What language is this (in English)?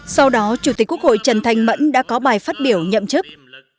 Vietnamese